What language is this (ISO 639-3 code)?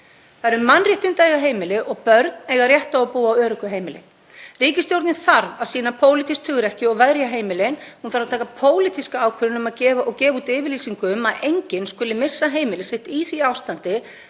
isl